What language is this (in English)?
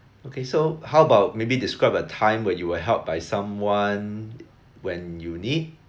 English